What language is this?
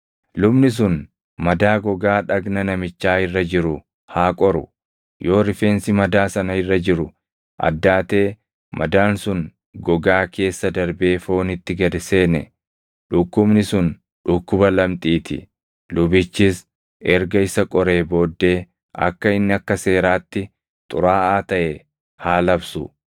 Oromo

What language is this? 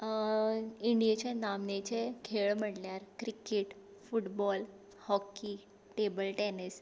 Konkani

